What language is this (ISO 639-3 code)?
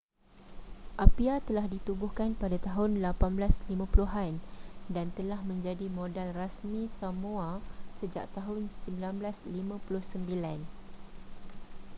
msa